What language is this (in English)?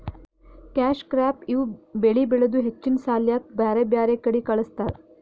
Kannada